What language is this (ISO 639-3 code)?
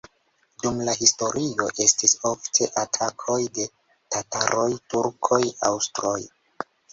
epo